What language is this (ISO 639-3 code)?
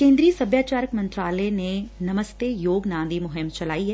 pan